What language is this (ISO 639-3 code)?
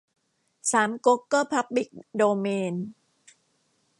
tha